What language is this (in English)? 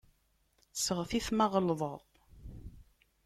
Kabyle